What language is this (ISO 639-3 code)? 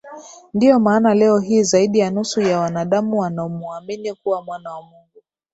swa